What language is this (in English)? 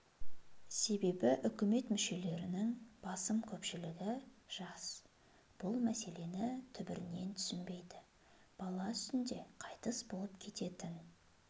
Kazakh